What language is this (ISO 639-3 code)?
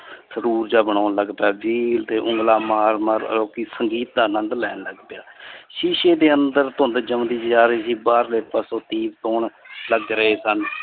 pan